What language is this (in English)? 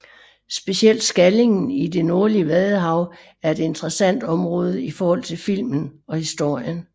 Danish